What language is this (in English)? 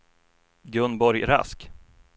Swedish